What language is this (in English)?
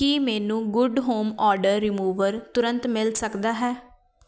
Punjabi